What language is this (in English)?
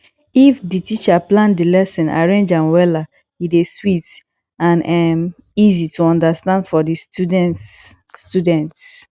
Nigerian Pidgin